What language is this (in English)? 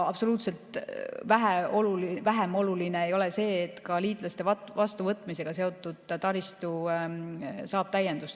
Estonian